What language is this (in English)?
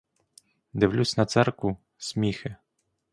Ukrainian